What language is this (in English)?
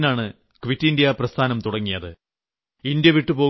Malayalam